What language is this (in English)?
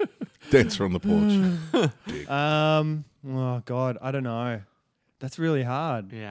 English